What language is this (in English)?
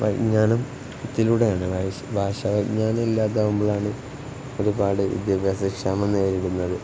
Malayalam